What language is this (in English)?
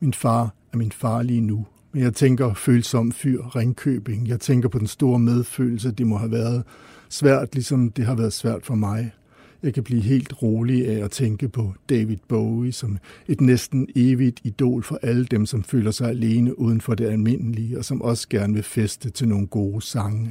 Danish